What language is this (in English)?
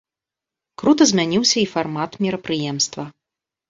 Belarusian